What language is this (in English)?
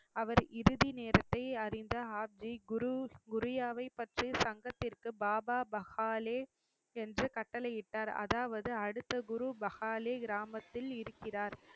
Tamil